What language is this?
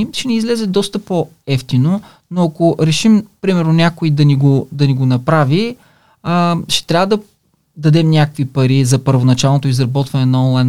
Bulgarian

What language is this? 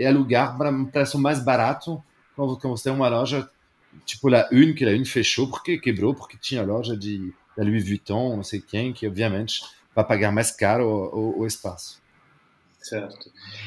Portuguese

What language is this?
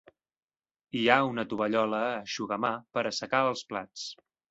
Catalan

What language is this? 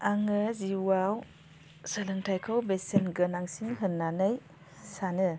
Bodo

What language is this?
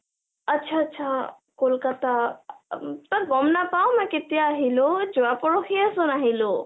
Assamese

